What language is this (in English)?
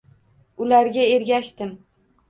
Uzbek